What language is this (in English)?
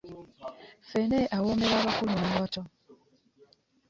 Ganda